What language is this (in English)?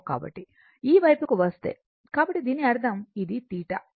Telugu